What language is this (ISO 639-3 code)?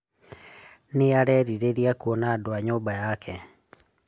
kik